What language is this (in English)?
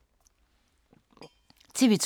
Danish